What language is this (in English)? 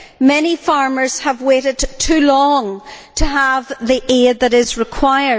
English